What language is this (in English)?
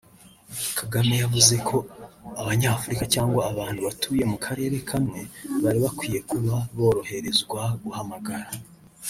Kinyarwanda